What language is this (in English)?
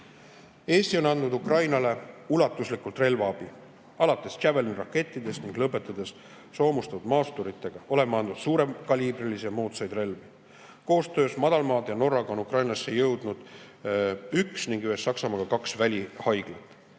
Estonian